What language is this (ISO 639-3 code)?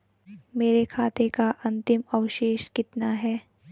hin